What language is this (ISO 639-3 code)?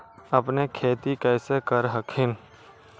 mag